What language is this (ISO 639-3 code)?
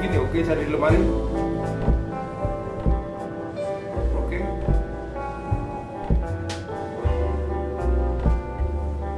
ind